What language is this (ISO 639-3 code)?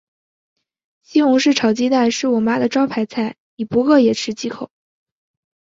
zho